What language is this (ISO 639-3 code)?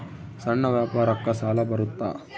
kan